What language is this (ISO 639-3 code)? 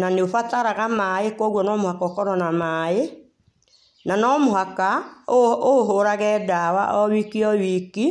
kik